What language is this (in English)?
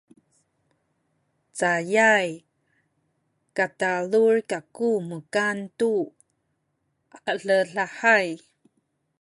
Sakizaya